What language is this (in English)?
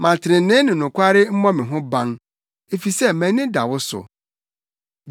Akan